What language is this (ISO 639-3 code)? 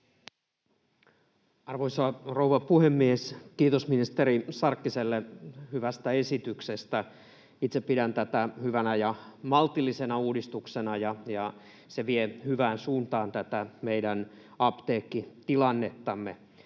fin